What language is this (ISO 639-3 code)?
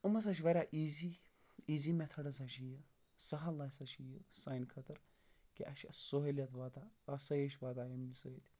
kas